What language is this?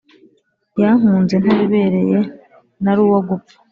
Kinyarwanda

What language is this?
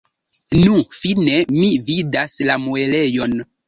Esperanto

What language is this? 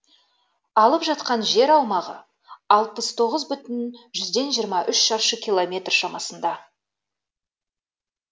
Kazakh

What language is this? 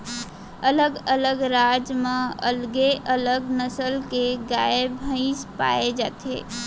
Chhattisgarhi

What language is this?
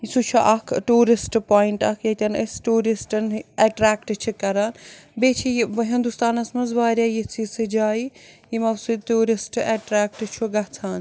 Kashmiri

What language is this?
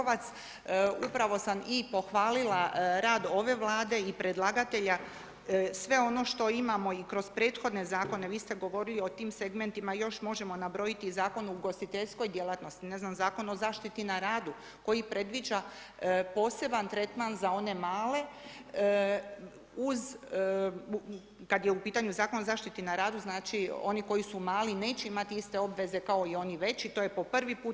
Croatian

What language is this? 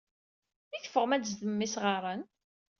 Kabyle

